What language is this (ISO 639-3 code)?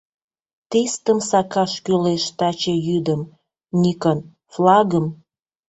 chm